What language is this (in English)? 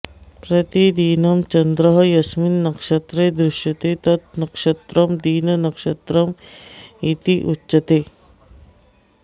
Sanskrit